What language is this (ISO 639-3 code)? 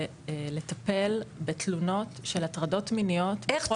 heb